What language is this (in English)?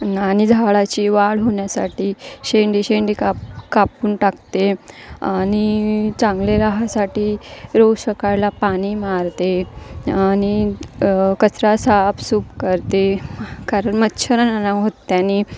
Marathi